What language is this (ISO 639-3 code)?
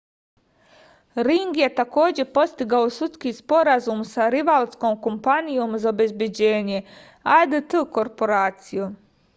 srp